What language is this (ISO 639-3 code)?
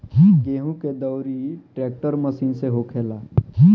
bho